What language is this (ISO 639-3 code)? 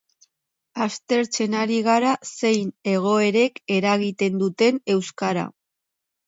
eus